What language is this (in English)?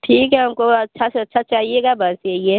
Hindi